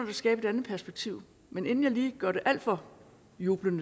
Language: Danish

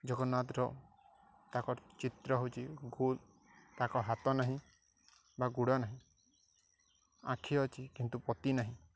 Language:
Odia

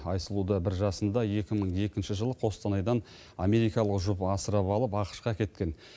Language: Kazakh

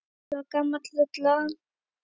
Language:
Icelandic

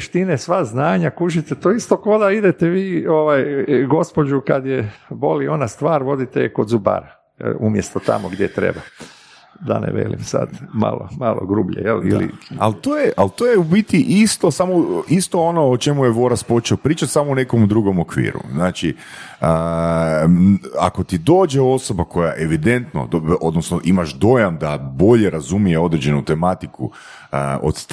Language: Croatian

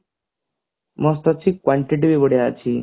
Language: Odia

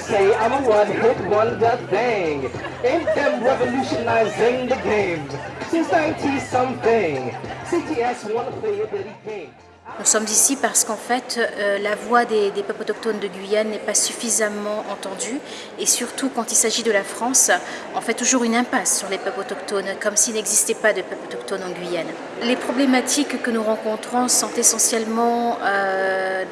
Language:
French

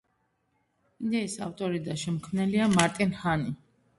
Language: Georgian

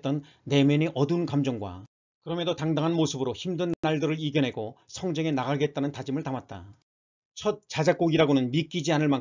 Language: Korean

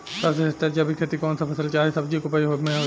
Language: Bhojpuri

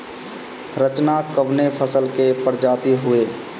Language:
Bhojpuri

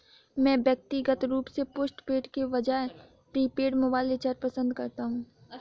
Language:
Hindi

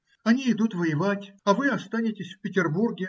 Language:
Russian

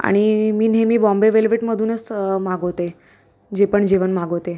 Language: Marathi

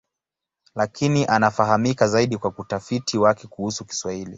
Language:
Swahili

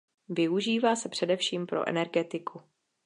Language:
Czech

